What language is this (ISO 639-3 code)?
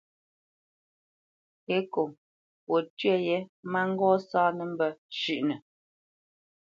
bce